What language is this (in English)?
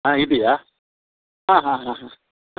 Kannada